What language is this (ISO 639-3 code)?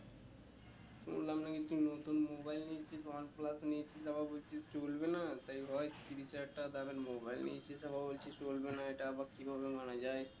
ben